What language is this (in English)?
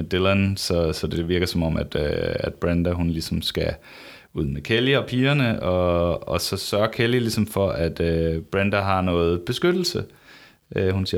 Danish